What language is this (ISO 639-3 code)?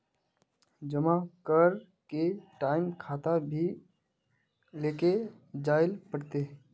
mag